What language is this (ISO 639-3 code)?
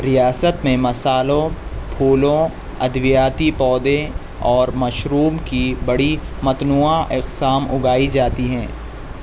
urd